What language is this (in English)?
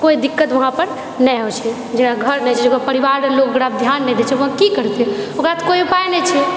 Maithili